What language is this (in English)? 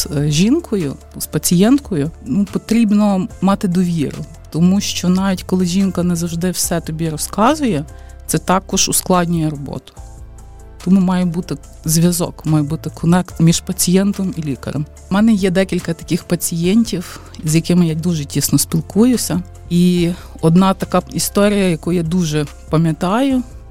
Ukrainian